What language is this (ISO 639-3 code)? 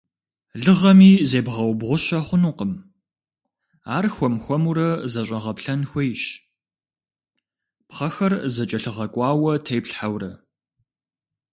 kbd